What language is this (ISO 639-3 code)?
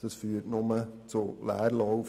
gsw